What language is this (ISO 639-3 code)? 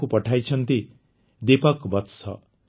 ori